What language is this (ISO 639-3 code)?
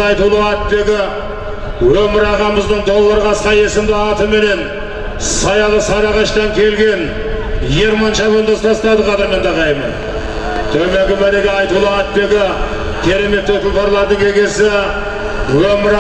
tur